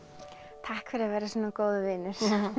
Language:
Icelandic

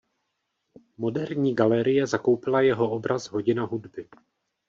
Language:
Czech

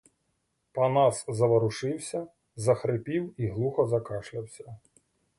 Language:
Ukrainian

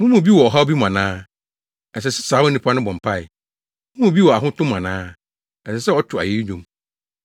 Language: Akan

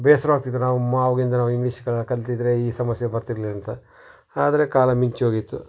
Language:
Kannada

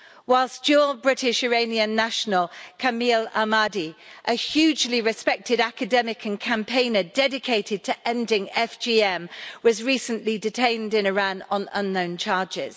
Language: English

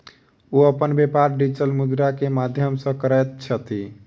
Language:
Maithili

